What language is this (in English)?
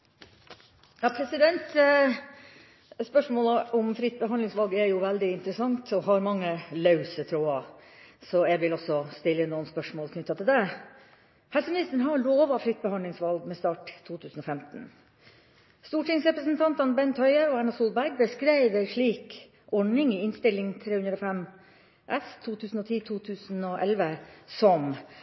Norwegian Bokmål